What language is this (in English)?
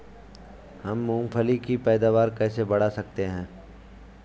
Hindi